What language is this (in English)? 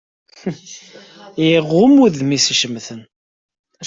Kabyle